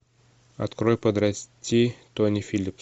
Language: Russian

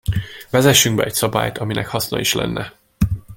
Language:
Hungarian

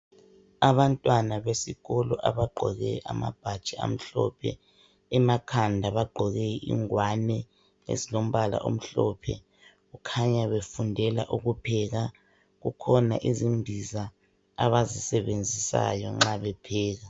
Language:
North Ndebele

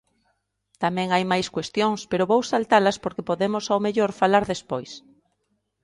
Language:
Galician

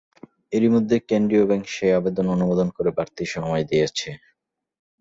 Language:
Bangla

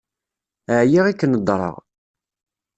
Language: Kabyle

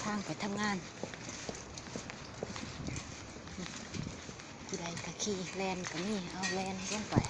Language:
Thai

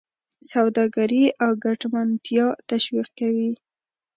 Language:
Pashto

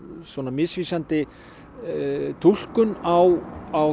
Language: Icelandic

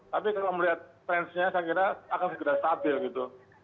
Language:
Indonesian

